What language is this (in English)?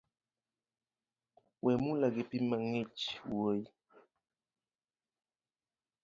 Luo (Kenya and Tanzania)